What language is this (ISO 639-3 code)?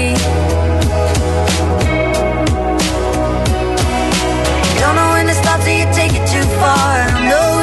ell